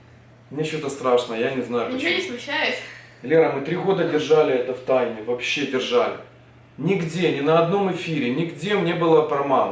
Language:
Russian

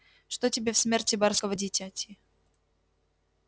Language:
Russian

